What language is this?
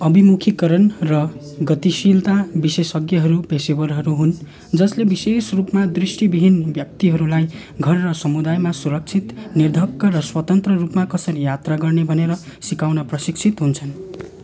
Nepali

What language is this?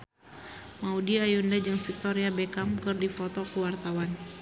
Sundanese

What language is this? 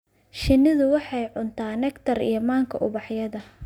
Somali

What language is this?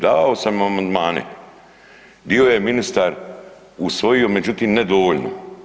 Croatian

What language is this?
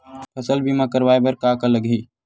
Chhattisgarhi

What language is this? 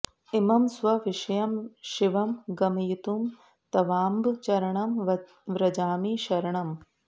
Sanskrit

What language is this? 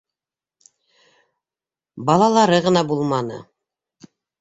Bashkir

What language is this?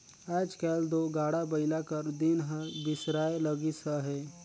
Chhattisgarhi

